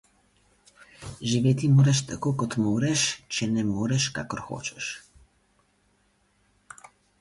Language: Slovenian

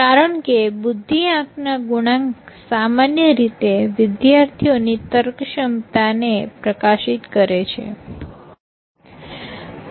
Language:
Gujarati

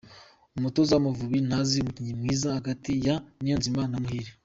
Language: Kinyarwanda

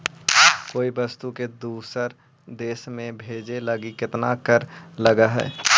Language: Magahi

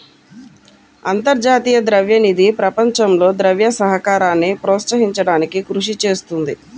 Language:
Telugu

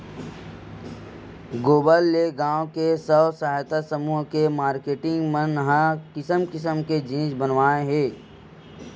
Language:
Chhattisgarhi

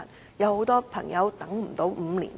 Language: Cantonese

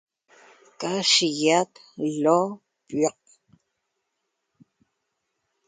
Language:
Toba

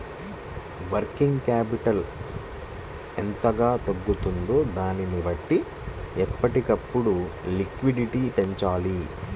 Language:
Telugu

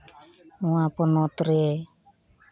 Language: Santali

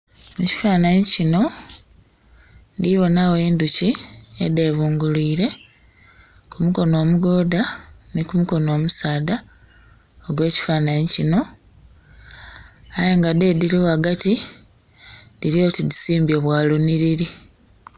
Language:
Soga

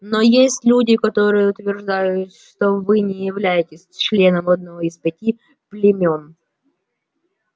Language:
Russian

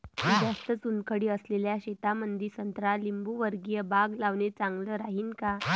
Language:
Marathi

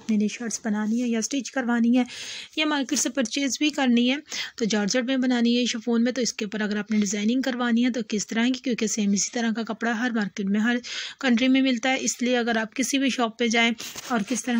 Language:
Hindi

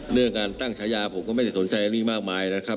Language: Thai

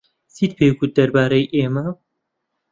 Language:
Central Kurdish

